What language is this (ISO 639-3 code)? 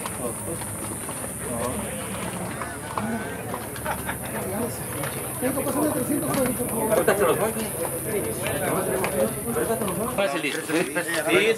spa